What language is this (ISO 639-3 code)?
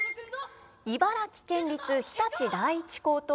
jpn